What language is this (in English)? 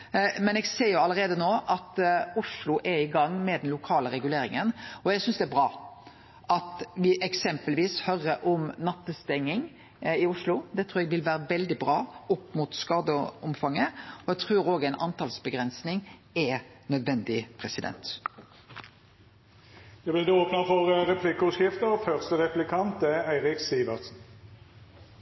Norwegian Nynorsk